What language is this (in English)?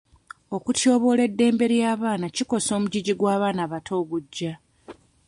Ganda